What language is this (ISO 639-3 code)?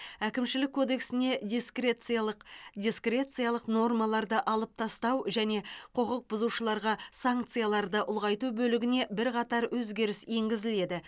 kaz